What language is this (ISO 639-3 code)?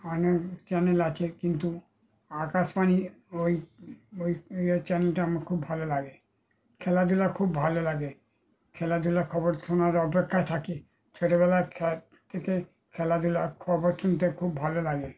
ben